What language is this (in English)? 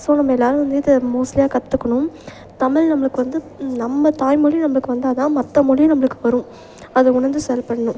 Tamil